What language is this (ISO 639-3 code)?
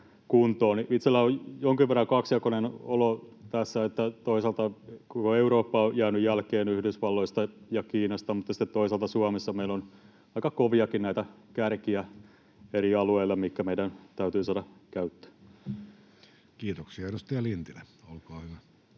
fin